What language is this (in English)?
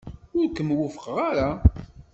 Kabyle